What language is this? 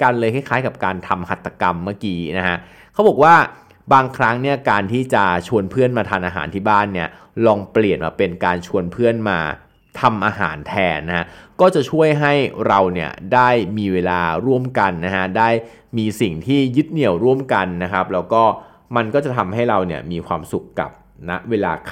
Thai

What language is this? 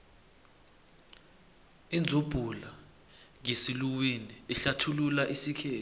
South Ndebele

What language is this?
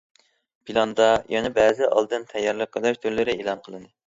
Uyghur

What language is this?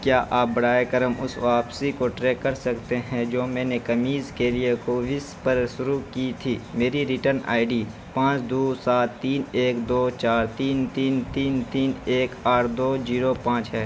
Urdu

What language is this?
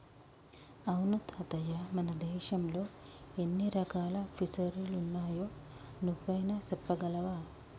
Telugu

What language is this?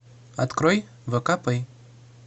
Russian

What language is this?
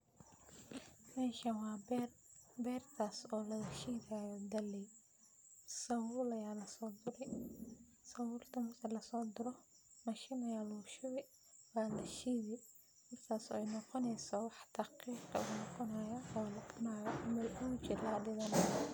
Somali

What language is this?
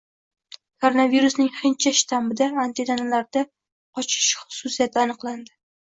Uzbek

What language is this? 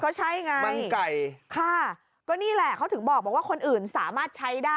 Thai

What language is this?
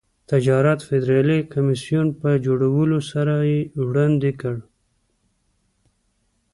Pashto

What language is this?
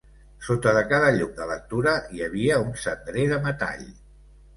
Catalan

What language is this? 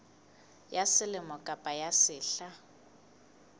Southern Sotho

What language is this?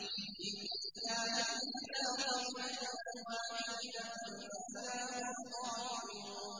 Arabic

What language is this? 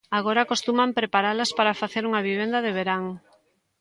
Galician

